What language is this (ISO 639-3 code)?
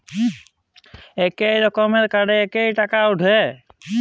ben